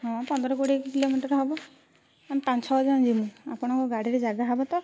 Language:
Odia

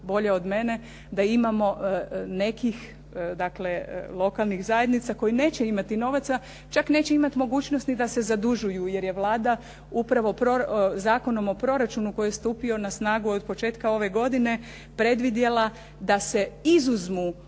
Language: Croatian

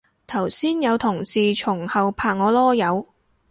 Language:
Cantonese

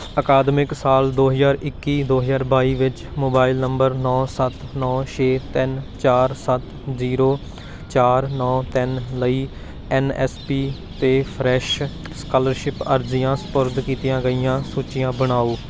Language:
Punjabi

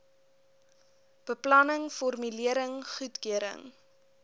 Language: Afrikaans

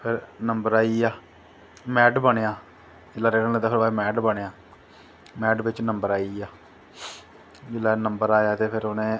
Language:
Dogri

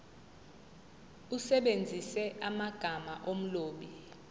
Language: Zulu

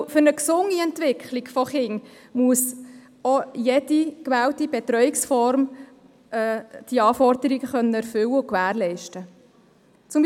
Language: Swiss German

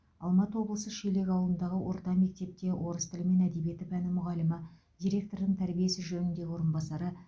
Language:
Kazakh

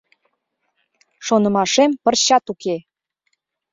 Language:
Mari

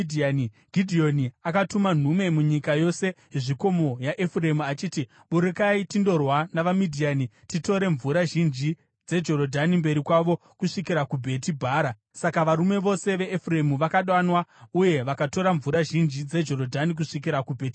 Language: Shona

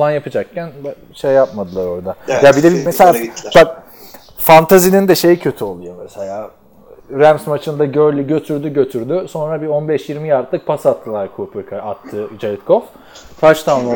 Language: Turkish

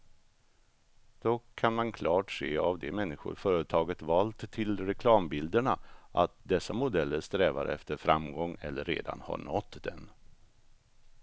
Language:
Swedish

